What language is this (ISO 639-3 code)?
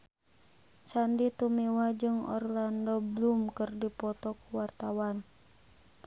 sun